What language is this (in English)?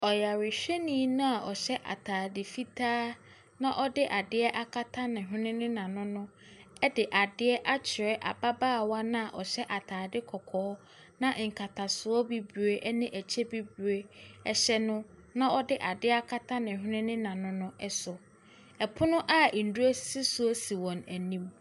Akan